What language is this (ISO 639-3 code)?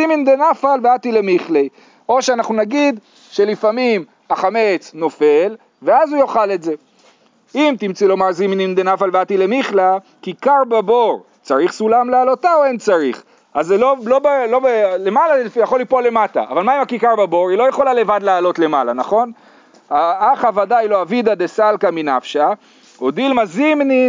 heb